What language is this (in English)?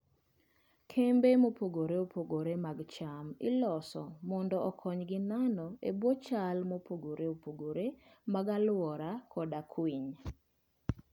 Luo (Kenya and Tanzania)